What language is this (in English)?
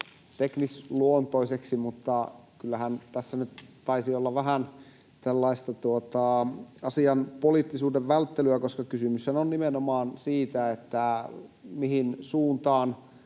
Finnish